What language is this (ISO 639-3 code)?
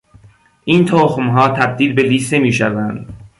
fas